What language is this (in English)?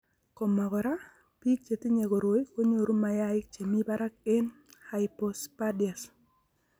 Kalenjin